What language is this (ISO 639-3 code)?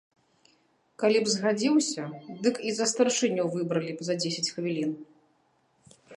bel